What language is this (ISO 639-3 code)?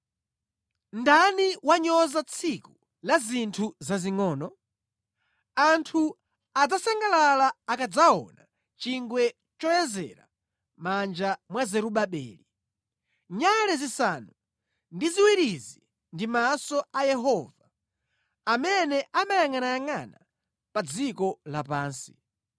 nya